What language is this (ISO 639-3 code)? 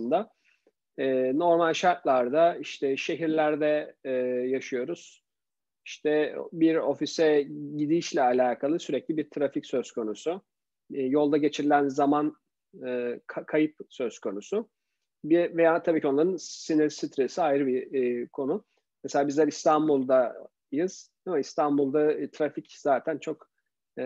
tur